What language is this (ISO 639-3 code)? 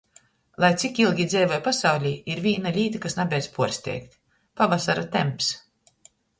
ltg